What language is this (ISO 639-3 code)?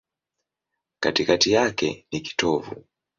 swa